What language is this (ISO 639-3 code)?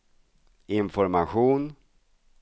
swe